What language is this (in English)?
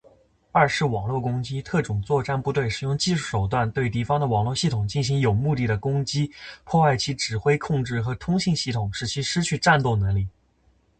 Chinese